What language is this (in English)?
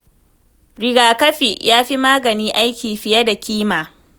Hausa